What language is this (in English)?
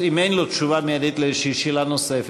Hebrew